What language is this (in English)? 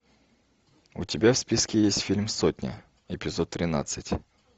Russian